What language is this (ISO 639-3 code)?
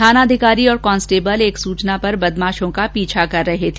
hin